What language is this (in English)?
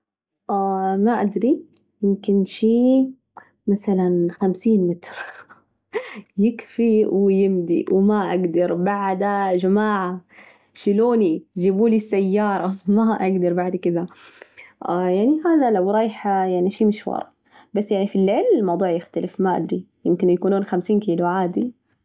Najdi Arabic